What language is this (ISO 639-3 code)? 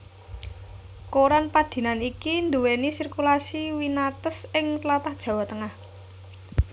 jav